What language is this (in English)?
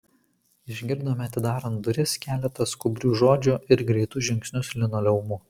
Lithuanian